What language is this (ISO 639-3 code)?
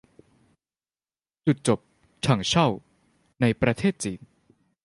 tha